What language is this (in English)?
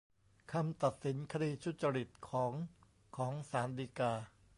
Thai